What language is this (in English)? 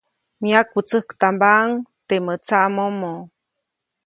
Copainalá Zoque